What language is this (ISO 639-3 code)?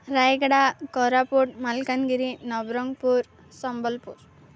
ori